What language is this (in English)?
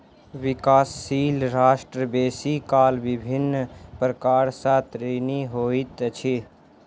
Maithili